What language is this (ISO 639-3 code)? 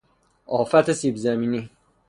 fas